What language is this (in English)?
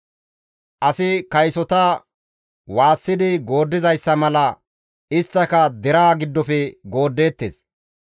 Gamo